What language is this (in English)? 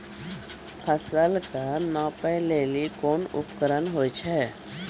Maithili